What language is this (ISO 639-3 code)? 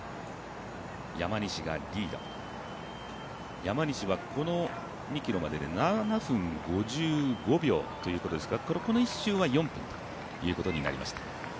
jpn